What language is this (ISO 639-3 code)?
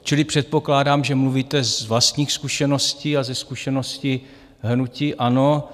ces